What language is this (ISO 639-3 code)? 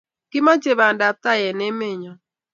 kln